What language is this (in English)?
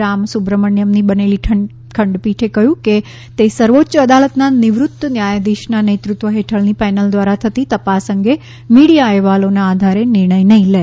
Gujarati